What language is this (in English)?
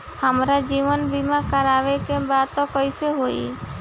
Bhojpuri